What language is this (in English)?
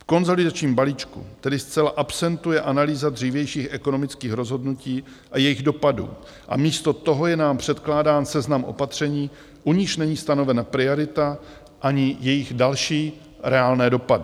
Czech